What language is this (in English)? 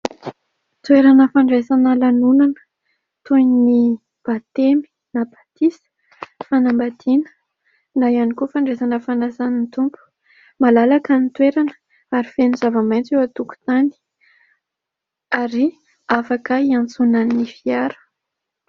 Malagasy